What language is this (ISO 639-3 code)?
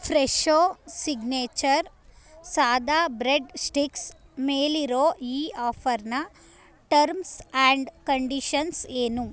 kan